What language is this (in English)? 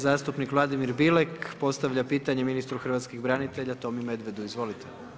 Croatian